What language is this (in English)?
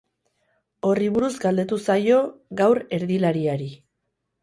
Basque